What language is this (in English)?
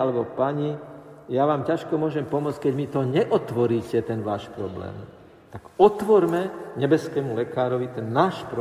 Slovak